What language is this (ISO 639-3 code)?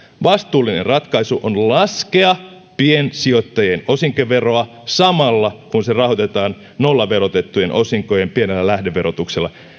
fin